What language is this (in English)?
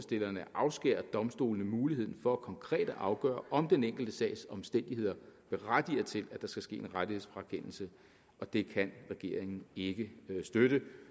Danish